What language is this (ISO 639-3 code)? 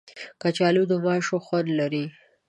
pus